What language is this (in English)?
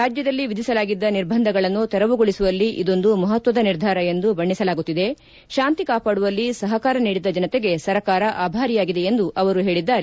Kannada